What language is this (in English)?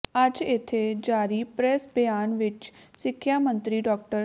Punjabi